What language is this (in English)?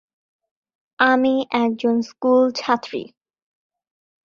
Bangla